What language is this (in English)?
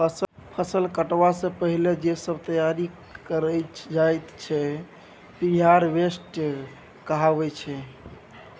Maithili